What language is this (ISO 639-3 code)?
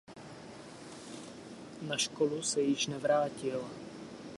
ces